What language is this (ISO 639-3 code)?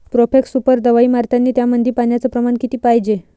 mar